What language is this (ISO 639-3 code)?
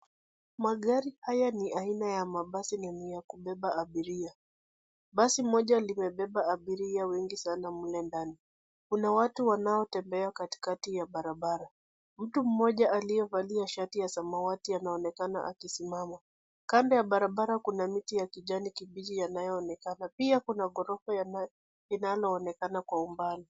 swa